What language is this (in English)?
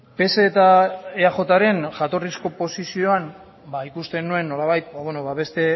Basque